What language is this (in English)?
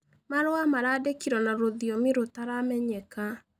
Kikuyu